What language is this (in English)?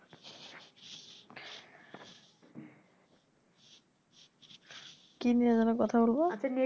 Bangla